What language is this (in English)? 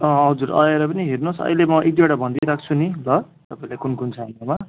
Nepali